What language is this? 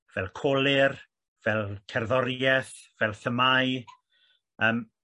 Welsh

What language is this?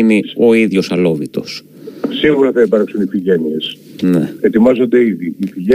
Greek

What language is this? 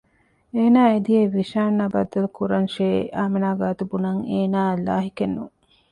Divehi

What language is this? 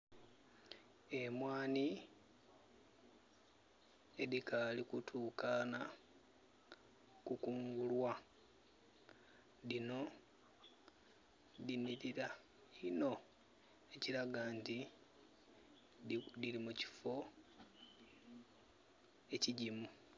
Soga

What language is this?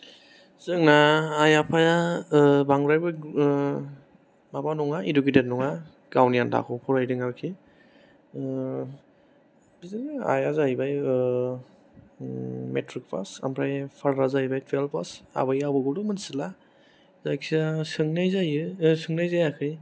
Bodo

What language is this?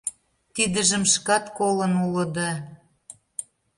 Mari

